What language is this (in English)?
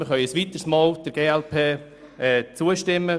Swiss German